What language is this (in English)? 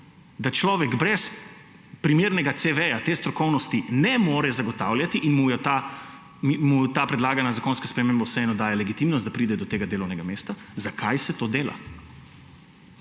Slovenian